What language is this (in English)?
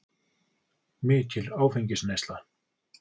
Icelandic